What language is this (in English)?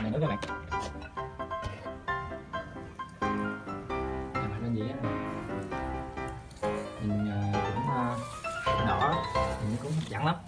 Vietnamese